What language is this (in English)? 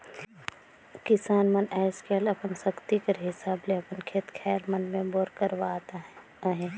Chhattisgarhi